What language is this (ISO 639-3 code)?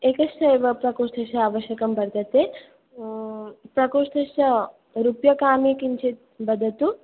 san